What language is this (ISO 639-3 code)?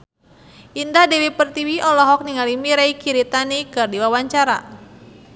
sun